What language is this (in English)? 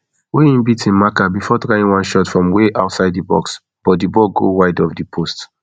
Nigerian Pidgin